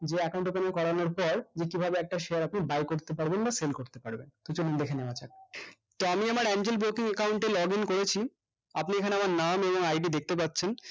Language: Bangla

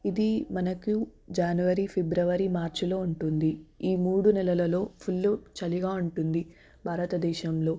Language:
Telugu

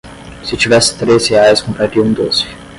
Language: Portuguese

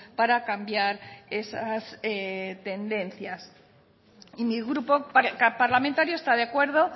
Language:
Spanish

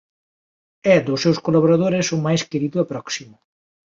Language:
Galician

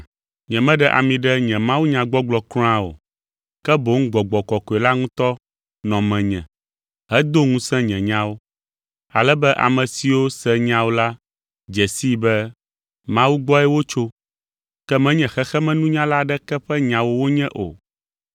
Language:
Ewe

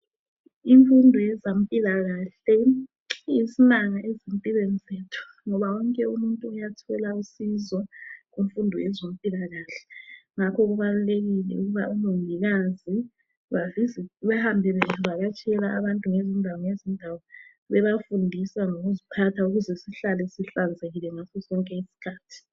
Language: North Ndebele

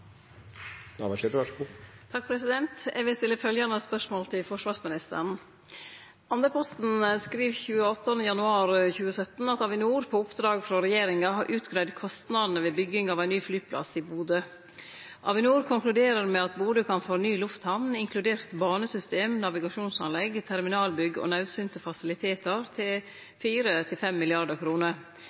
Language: Norwegian Nynorsk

